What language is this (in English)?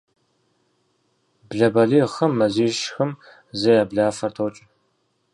Kabardian